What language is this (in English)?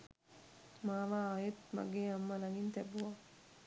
Sinhala